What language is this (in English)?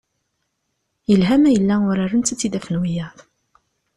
Kabyle